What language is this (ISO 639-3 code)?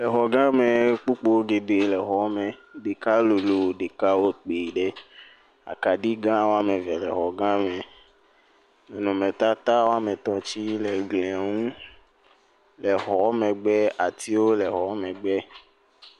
ewe